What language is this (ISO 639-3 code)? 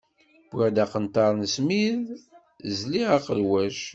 kab